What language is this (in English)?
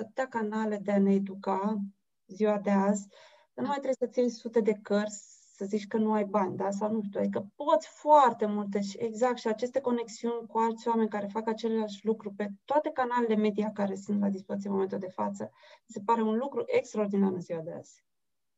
Romanian